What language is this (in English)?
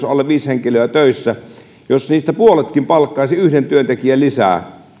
Finnish